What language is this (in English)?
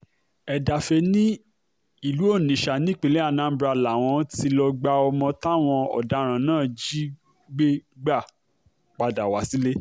Yoruba